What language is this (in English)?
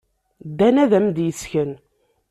Kabyle